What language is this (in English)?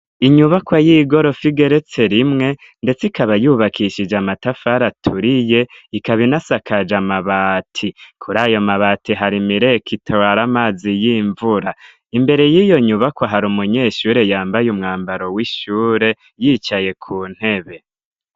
Rundi